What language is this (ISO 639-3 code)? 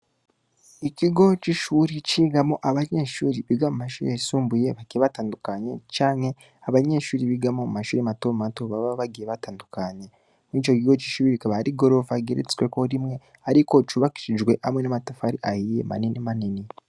run